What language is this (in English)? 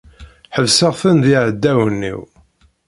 Kabyle